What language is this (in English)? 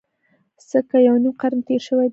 Pashto